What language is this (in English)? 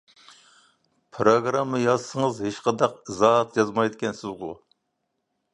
Uyghur